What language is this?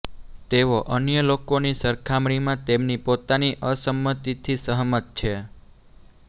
Gujarati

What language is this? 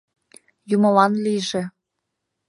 Mari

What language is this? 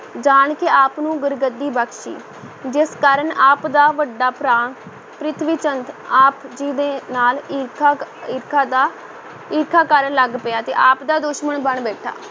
Punjabi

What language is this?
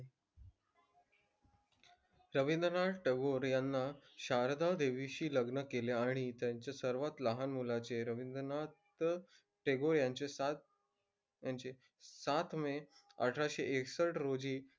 Marathi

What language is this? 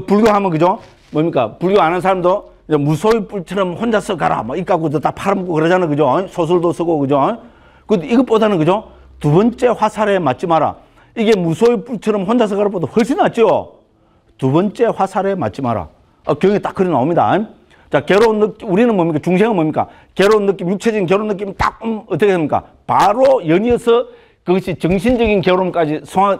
Korean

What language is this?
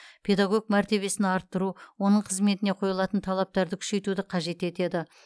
Kazakh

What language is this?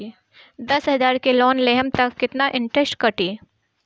Bhojpuri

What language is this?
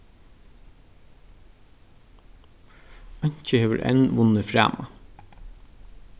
Faroese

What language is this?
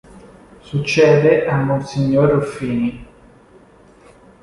Italian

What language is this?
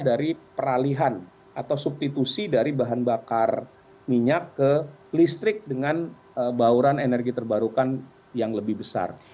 Indonesian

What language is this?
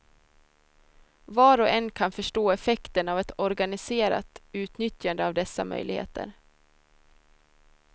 Swedish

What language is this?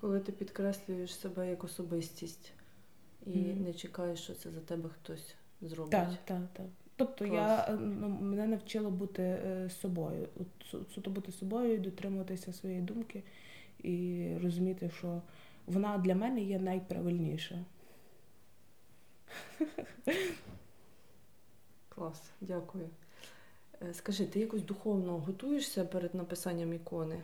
Ukrainian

